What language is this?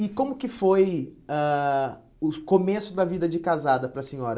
Portuguese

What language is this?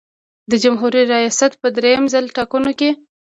Pashto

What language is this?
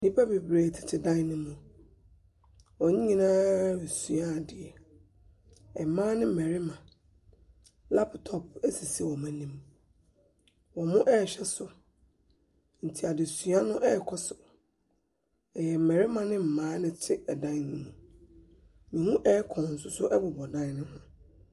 Akan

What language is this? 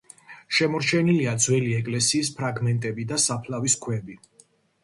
Georgian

